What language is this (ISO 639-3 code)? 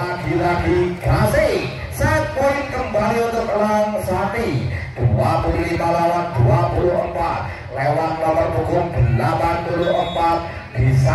ind